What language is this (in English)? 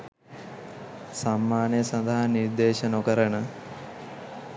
Sinhala